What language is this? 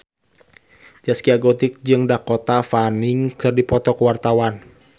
Sundanese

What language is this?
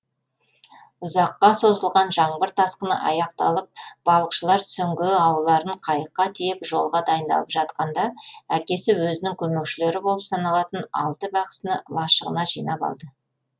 Kazakh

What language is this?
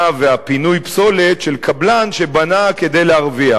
Hebrew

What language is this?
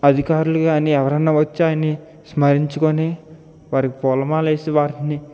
Telugu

